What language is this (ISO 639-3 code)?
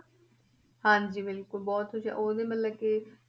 pan